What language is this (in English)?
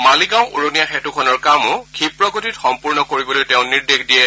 Assamese